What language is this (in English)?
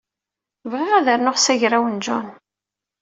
Kabyle